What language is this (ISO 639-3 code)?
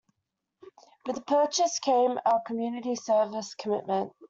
eng